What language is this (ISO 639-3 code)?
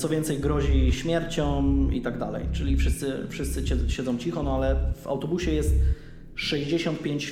pol